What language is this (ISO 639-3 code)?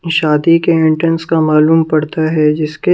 hin